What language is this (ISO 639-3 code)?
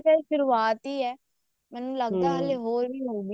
pan